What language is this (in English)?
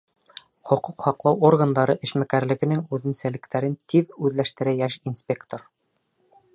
Bashkir